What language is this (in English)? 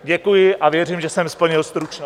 Czech